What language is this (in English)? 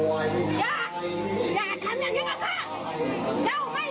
Thai